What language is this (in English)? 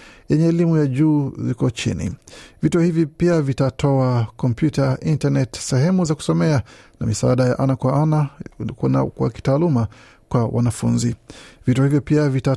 Swahili